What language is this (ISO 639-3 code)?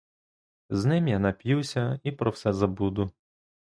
ukr